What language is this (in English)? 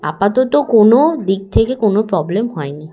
Bangla